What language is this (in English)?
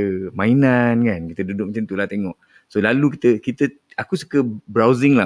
Malay